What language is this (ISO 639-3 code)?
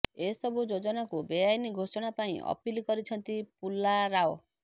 ori